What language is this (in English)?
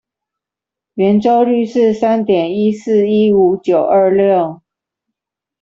Chinese